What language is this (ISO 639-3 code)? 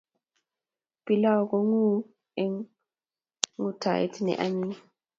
kln